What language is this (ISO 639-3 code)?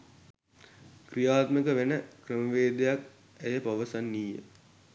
sin